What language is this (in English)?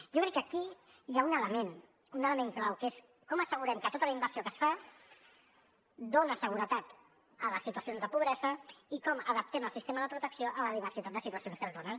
Catalan